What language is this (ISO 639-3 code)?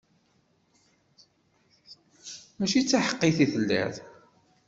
kab